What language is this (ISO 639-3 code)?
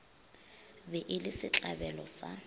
nso